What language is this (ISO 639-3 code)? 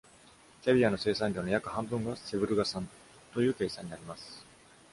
jpn